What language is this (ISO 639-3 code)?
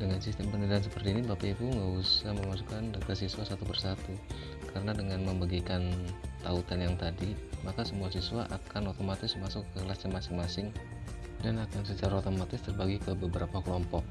ind